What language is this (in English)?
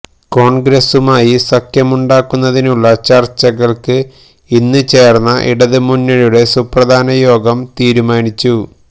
Malayalam